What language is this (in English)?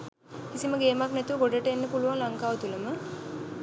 Sinhala